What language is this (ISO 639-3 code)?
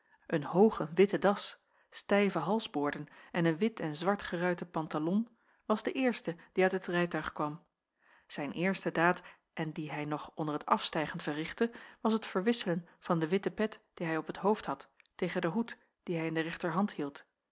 nld